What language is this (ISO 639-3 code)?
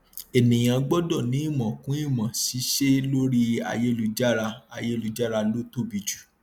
yor